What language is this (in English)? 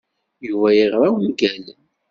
Kabyle